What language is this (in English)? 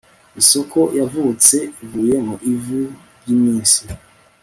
Kinyarwanda